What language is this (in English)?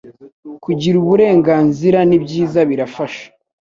Kinyarwanda